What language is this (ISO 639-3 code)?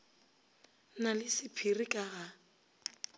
nso